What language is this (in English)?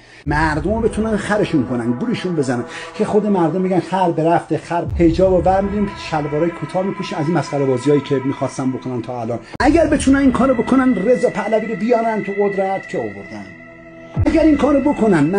Persian